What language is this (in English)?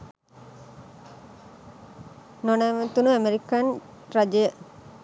Sinhala